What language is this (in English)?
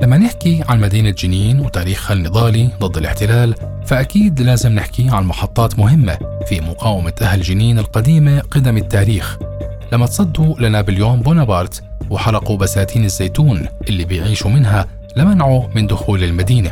Arabic